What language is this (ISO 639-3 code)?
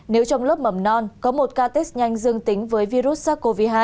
vie